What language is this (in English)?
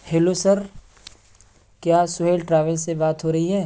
Urdu